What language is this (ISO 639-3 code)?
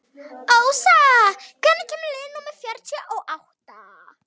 isl